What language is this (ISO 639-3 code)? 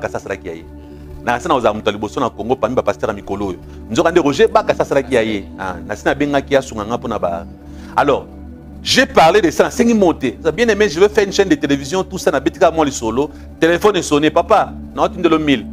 fra